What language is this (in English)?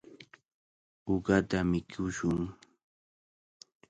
Cajatambo North Lima Quechua